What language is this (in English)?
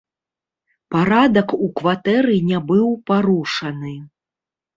Belarusian